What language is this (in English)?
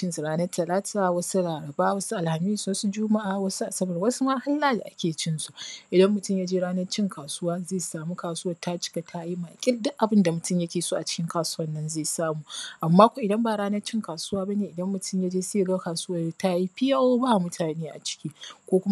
Hausa